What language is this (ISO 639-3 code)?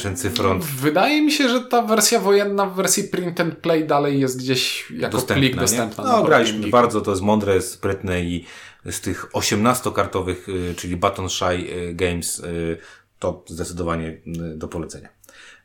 pol